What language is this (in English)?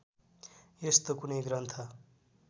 Nepali